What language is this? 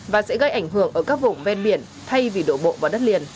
Vietnamese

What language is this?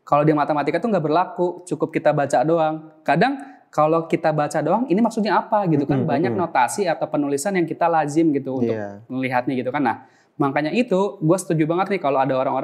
Indonesian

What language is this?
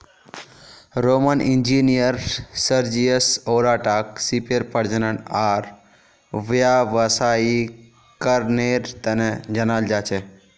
Magahi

